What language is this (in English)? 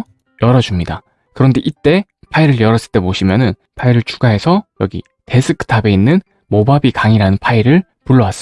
Korean